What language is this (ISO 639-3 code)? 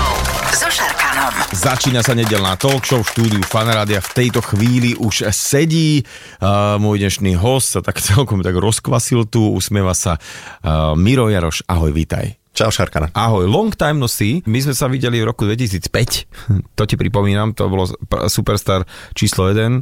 slk